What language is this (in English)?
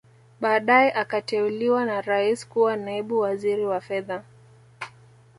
Swahili